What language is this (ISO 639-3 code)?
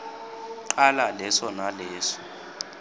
ssw